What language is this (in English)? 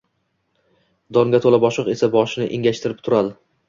Uzbek